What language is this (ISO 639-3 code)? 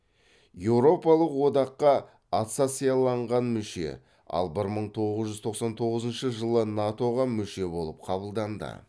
kaz